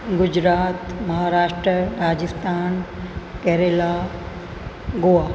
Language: Sindhi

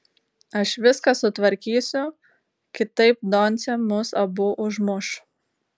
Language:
Lithuanian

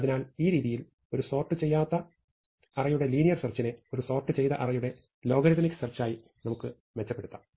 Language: Malayalam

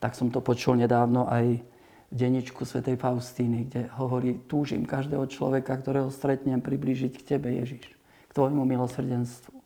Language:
Slovak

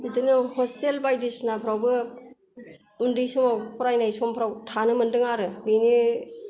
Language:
Bodo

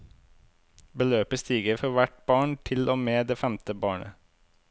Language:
Norwegian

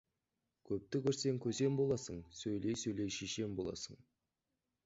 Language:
Kazakh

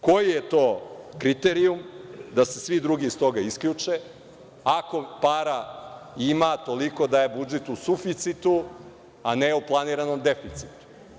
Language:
Serbian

